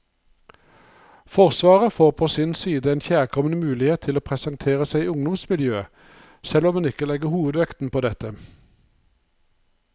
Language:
Norwegian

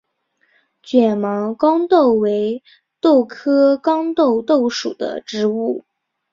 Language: Chinese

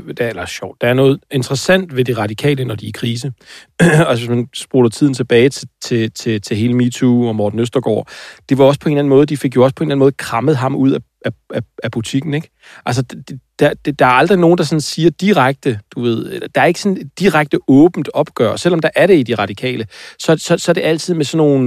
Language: Danish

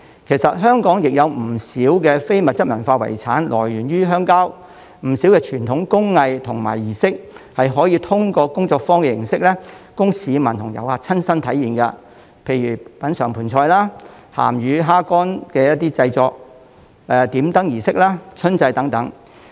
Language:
Cantonese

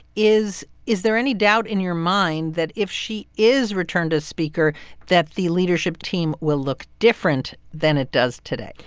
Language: English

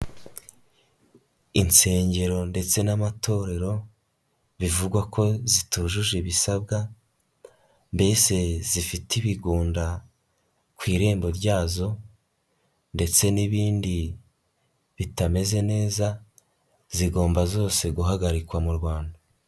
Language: Kinyarwanda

